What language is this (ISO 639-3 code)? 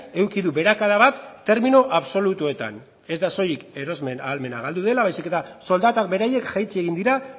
eus